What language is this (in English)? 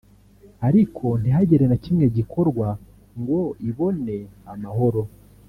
Kinyarwanda